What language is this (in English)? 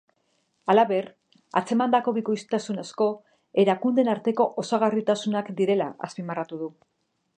Basque